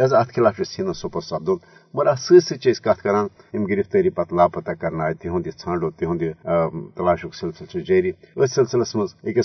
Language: Urdu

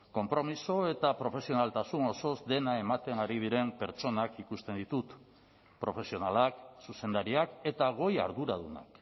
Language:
Basque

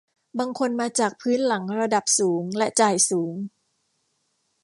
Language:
Thai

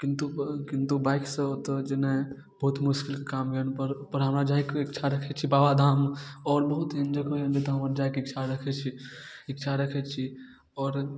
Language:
Maithili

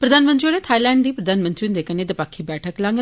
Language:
Dogri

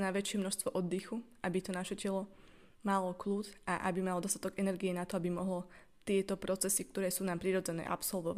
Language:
Slovak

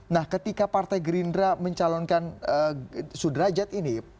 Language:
Indonesian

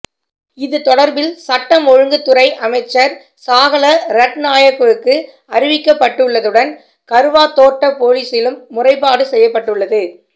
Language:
Tamil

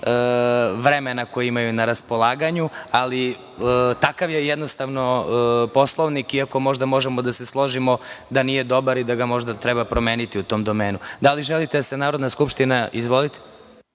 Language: Serbian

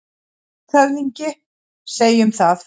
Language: Icelandic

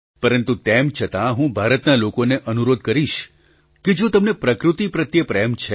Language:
Gujarati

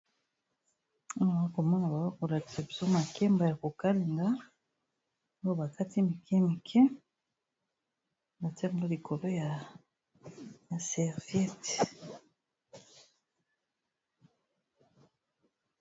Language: Lingala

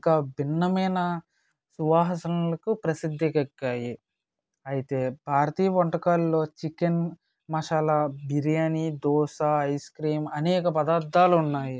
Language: Telugu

